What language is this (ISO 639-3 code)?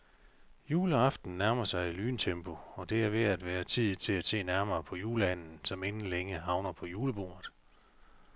dan